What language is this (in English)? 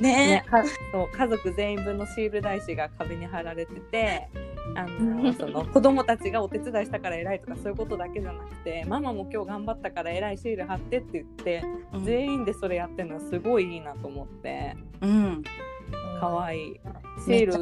Japanese